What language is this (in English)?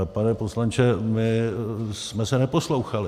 Czech